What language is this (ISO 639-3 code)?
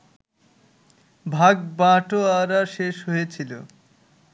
ben